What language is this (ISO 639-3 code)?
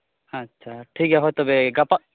sat